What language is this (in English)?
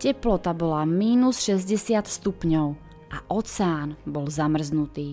Czech